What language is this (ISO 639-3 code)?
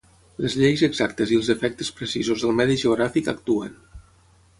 cat